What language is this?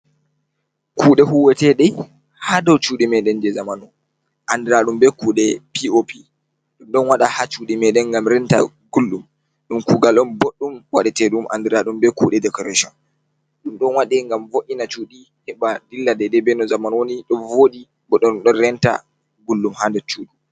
Fula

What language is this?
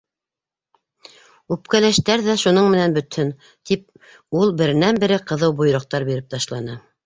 Bashkir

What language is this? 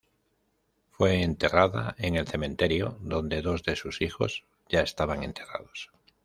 Spanish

